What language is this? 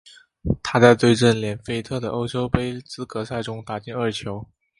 Chinese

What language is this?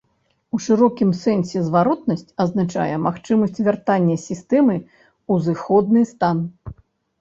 Belarusian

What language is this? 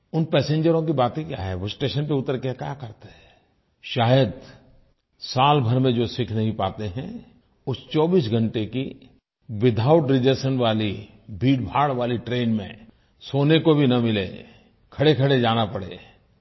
Hindi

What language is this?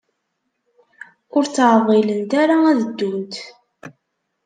Kabyle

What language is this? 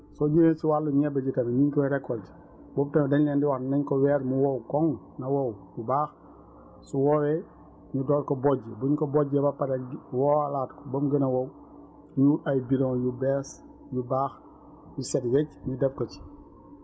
Wolof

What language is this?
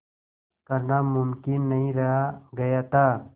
Hindi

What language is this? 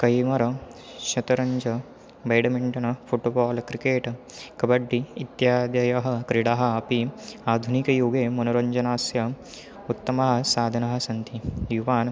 Sanskrit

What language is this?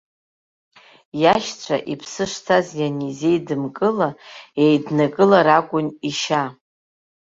Abkhazian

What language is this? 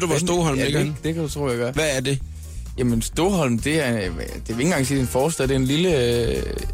Danish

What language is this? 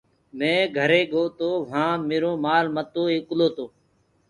Gurgula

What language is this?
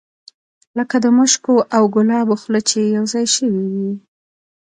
Pashto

